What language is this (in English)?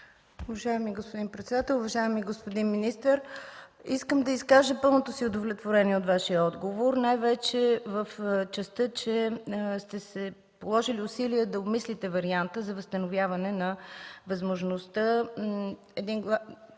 Bulgarian